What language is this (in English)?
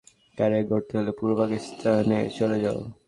Bangla